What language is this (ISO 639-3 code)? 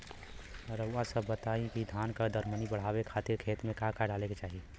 bho